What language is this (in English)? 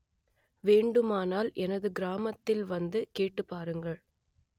Tamil